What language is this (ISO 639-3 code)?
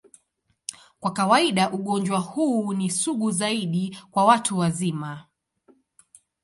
swa